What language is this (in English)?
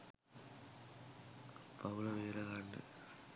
Sinhala